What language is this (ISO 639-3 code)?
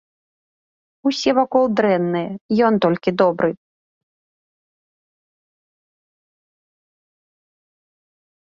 bel